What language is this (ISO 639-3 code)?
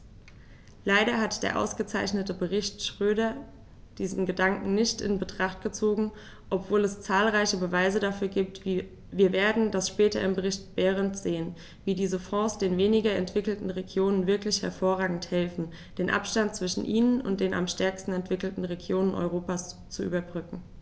deu